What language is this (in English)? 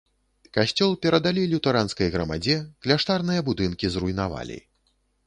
Belarusian